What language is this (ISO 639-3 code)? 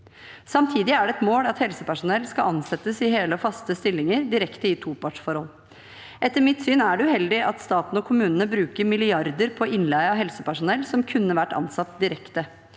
nor